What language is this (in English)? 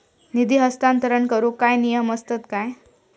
Marathi